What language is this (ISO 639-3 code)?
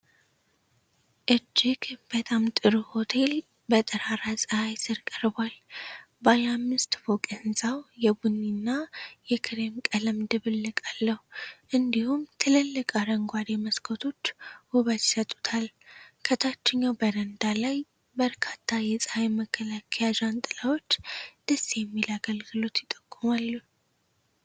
amh